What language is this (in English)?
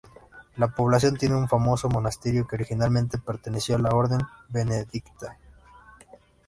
Spanish